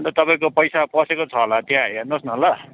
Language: Nepali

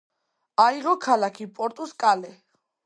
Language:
Georgian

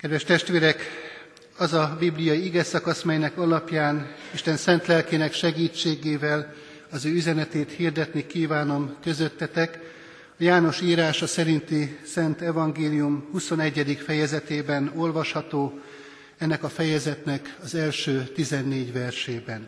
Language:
Hungarian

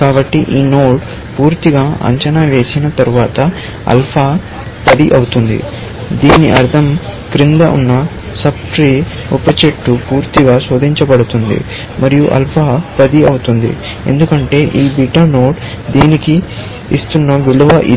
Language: Telugu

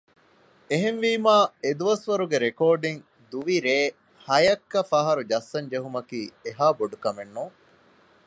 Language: Divehi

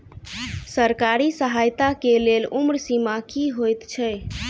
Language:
Maithili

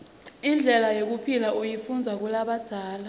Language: Swati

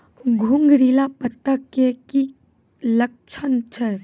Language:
Maithili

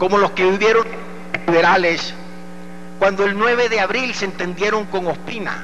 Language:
Spanish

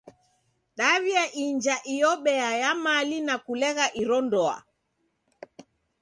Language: Taita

